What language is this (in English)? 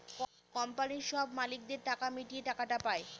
Bangla